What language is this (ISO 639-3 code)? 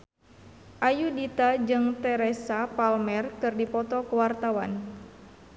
sun